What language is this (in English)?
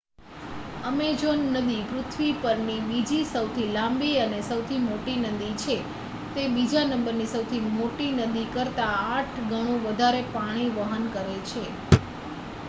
Gujarati